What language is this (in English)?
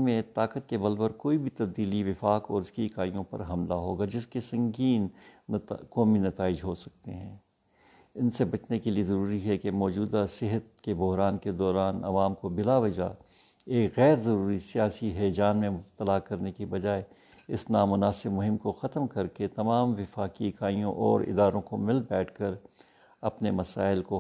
Urdu